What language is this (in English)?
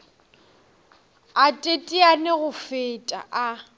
Northern Sotho